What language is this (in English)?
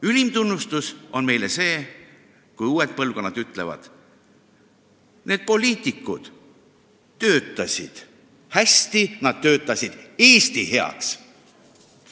Estonian